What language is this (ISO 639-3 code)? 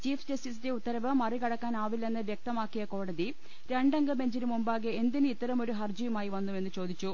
mal